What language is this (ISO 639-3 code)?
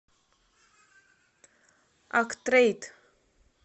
rus